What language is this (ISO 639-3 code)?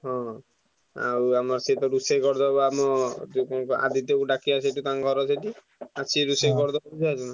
ori